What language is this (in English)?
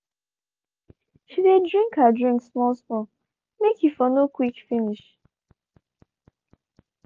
Nigerian Pidgin